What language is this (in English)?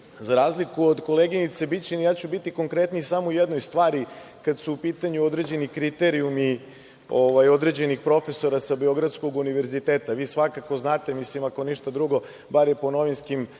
Serbian